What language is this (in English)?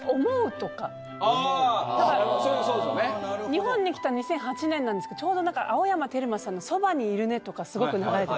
Japanese